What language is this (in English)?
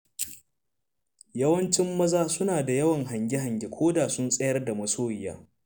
Hausa